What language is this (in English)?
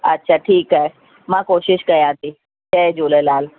Sindhi